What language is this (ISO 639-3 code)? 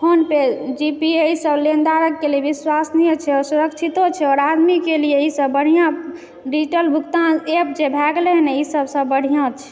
mai